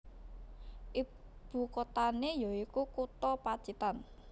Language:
Javanese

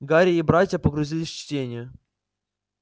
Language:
Russian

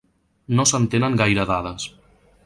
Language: Catalan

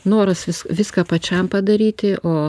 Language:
Lithuanian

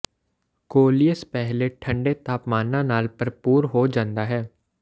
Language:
Punjabi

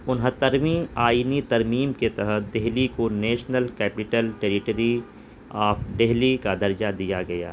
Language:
Urdu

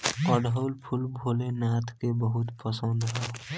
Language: Bhojpuri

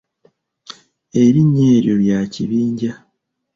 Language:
Ganda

